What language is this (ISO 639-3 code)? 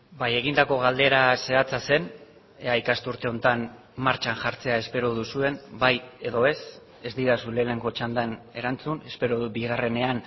eus